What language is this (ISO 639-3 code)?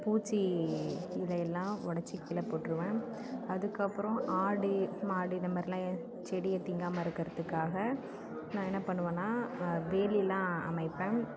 tam